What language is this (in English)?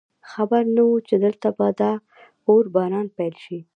Pashto